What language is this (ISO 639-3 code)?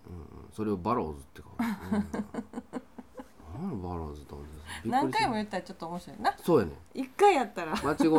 jpn